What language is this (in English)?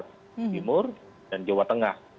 Indonesian